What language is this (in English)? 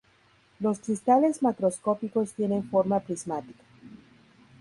Spanish